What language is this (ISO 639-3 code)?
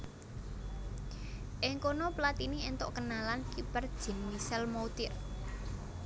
jav